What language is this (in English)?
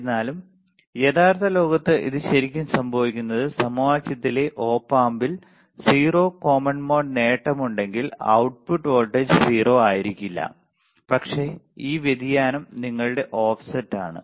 Malayalam